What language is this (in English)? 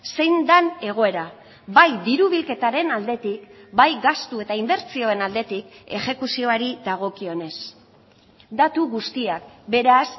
Basque